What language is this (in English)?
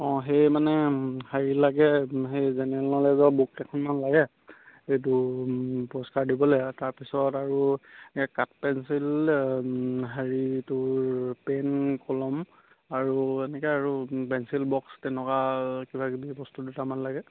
Assamese